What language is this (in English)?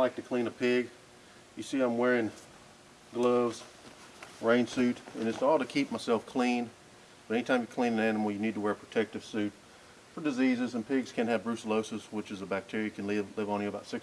English